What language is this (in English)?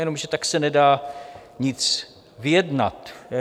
Czech